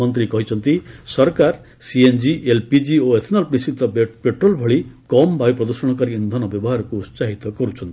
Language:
Odia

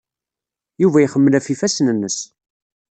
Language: Kabyle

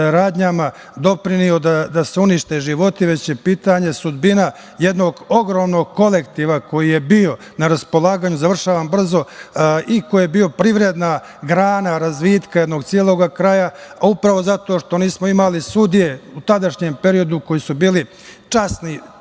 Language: Serbian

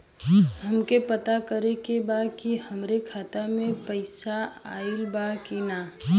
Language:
Bhojpuri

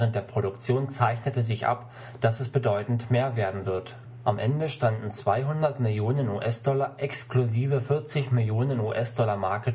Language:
German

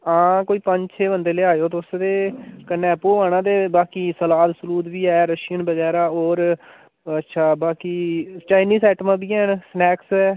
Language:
Dogri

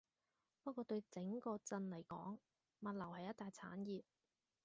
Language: Cantonese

